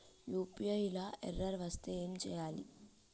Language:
Telugu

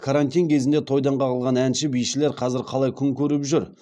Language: Kazakh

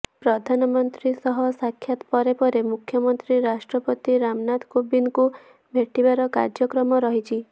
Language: Odia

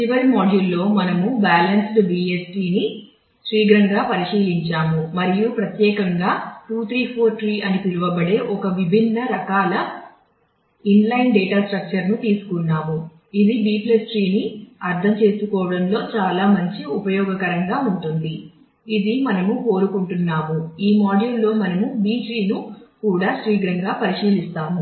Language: Telugu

